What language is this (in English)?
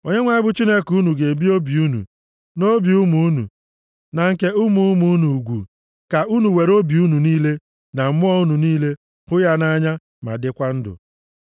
Igbo